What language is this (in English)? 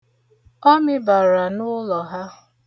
Igbo